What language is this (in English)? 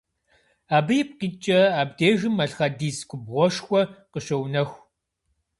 Kabardian